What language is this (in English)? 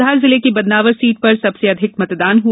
Hindi